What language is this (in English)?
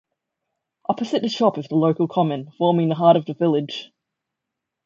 English